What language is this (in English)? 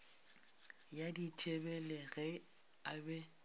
Northern Sotho